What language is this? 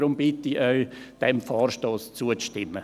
Swiss German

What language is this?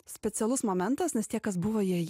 Lithuanian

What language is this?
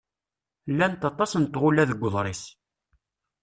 Kabyle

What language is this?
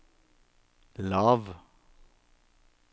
Norwegian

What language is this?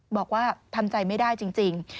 Thai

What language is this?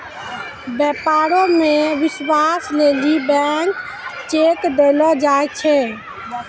Maithili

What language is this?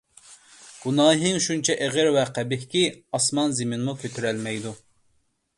Uyghur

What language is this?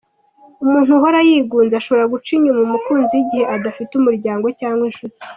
Kinyarwanda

